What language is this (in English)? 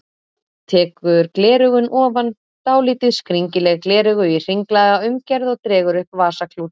Icelandic